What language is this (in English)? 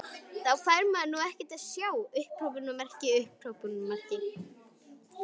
Icelandic